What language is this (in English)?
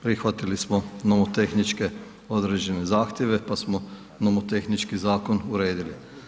Croatian